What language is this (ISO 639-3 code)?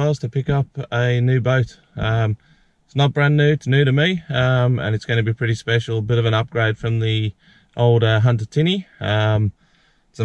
eng